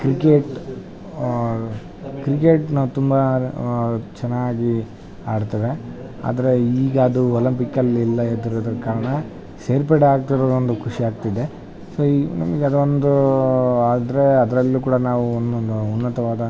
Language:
Kannada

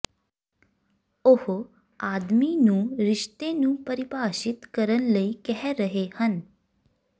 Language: Punjabi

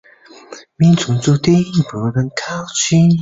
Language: Chinese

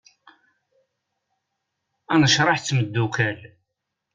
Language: Kabyle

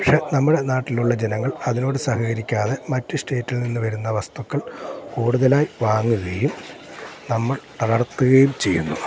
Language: Malayalam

